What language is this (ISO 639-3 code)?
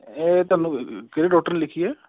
pan